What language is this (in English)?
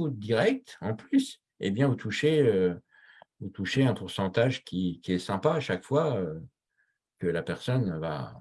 French